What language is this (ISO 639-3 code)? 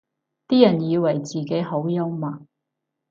yue